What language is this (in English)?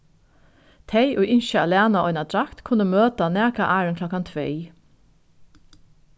Faroese